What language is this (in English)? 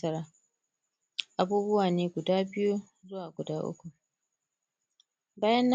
Hausa